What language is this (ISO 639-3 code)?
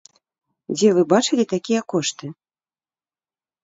bel